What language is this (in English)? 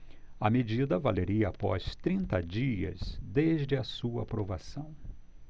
Portuguese